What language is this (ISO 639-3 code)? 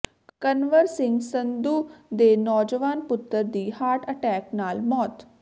pan